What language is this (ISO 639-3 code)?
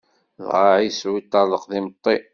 kab